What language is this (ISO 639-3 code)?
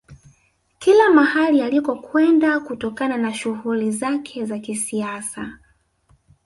swa